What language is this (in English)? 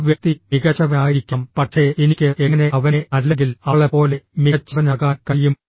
Malayalam